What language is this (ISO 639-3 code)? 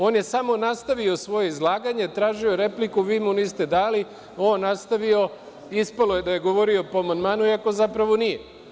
srp